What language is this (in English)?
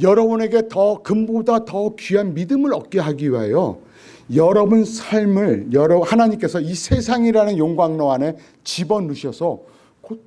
Korean